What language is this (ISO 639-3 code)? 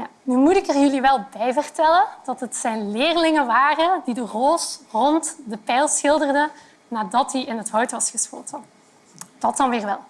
nld